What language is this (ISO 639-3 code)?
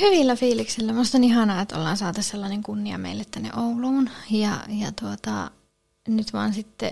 fin